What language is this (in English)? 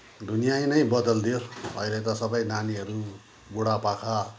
Nepali